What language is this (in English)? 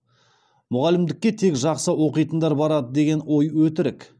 Kazakh